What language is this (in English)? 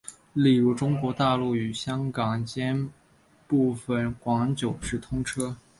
Chinese